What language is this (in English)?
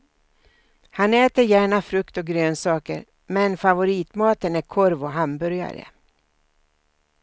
Swedish